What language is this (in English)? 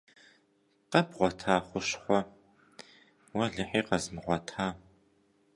Kabardian